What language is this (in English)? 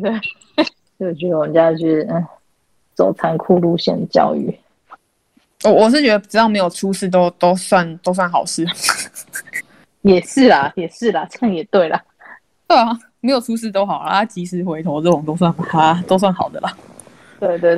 Chinese